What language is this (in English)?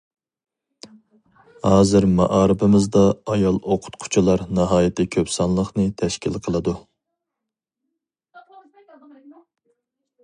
Uyghur